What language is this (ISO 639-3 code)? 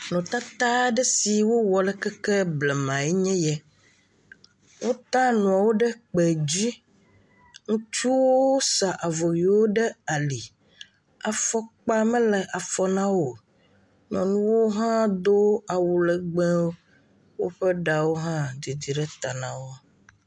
ewe